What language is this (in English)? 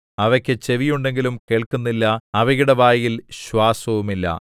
Malayalam